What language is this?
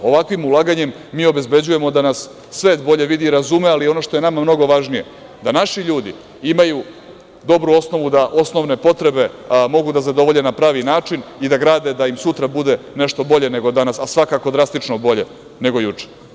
Serbian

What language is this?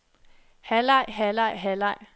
Danish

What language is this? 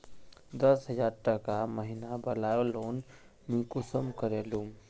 Magahi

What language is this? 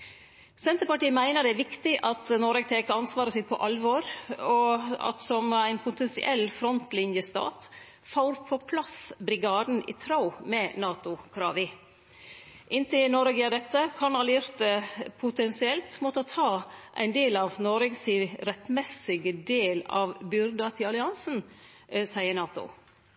Norwegian Nynorsk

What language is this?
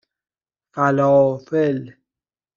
Persian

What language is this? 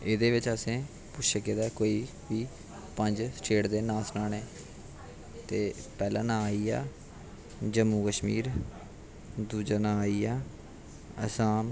Dogri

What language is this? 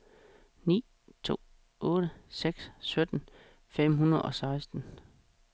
Danish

